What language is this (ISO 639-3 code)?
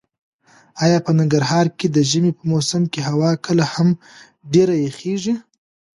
pus